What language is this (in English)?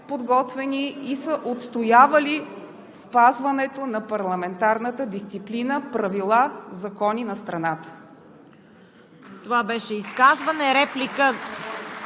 Bulgarian